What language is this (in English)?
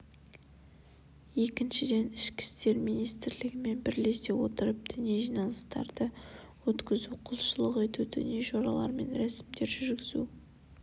Kazakh